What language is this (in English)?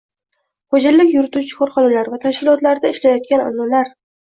Uzbek